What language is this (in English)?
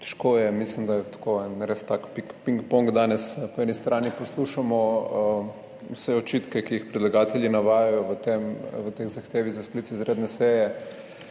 Slovenian